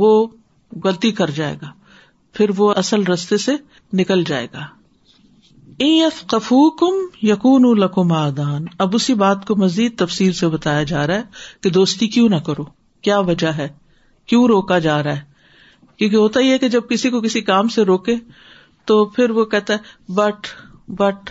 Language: Urdu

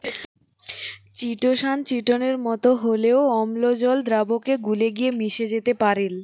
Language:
Bangla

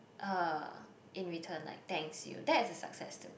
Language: English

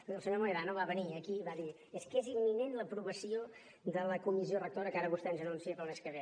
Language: Catalan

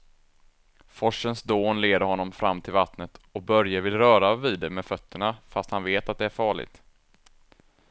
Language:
Swedish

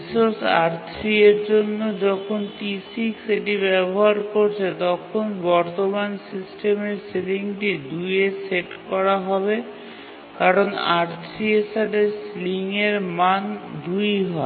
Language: Bangla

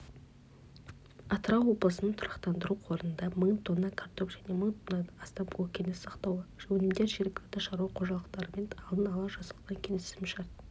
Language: Kazakh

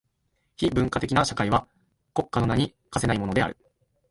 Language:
Japanese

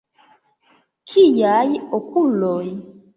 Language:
Esperanto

